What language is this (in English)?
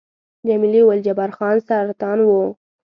Pashto